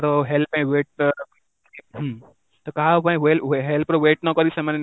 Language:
Odia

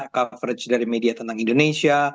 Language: Indonesian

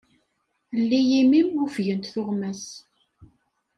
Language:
Kabyle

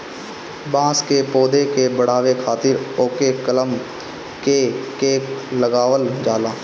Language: Bhojpuri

